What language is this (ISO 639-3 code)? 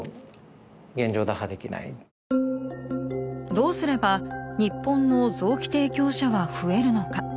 jpn